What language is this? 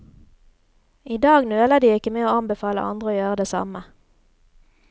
Norwegian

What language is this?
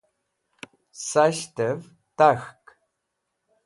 Wakhi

